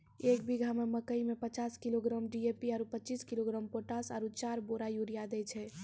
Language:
Maithili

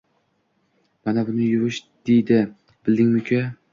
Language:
Uzbek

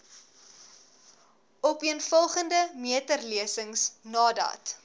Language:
Afrikaans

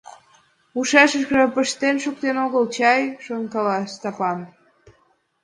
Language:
Mari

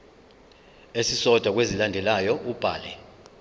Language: Zulu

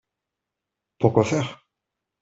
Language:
French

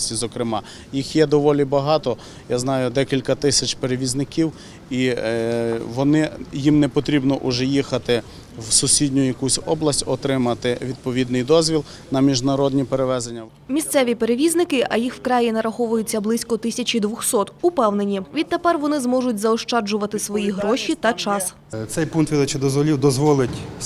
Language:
Ukrainian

